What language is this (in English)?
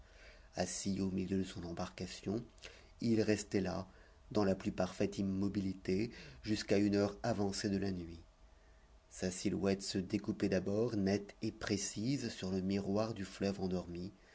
French